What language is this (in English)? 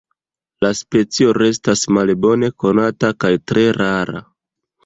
Esperanto